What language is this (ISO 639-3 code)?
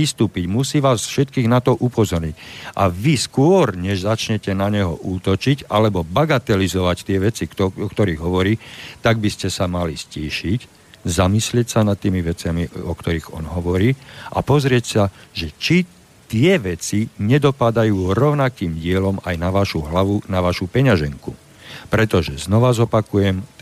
slk